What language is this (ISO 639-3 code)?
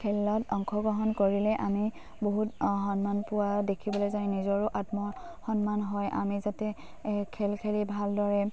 asm